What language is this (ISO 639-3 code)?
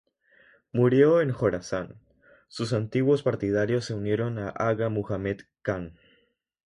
spa